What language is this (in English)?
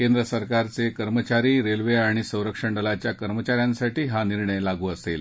Marathi